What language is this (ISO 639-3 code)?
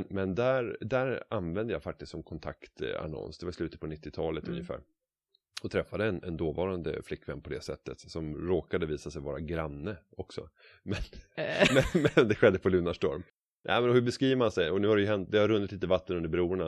swe